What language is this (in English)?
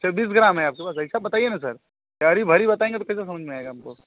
Hindi